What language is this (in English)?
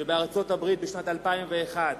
Hebrew